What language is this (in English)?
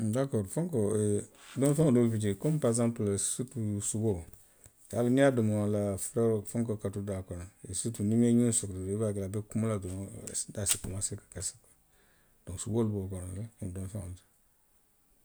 Western Maninkakan